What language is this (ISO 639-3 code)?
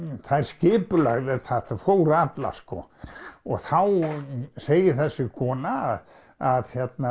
isl